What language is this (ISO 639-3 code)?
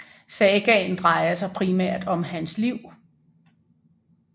dan